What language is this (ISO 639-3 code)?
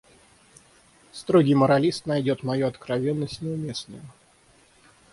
rus